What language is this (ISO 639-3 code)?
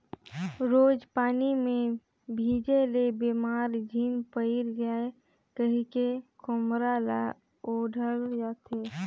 hne